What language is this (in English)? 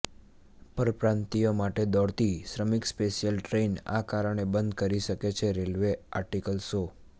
Gujarati